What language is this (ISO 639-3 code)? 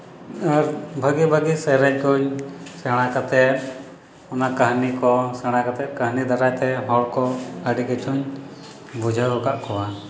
sat